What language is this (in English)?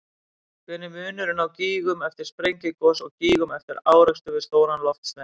Icelandic